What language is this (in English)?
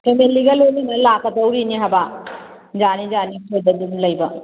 Manipuri